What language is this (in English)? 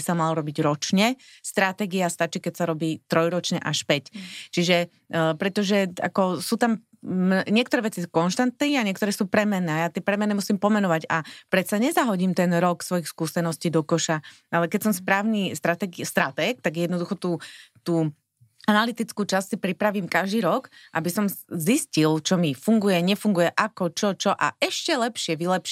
Slovak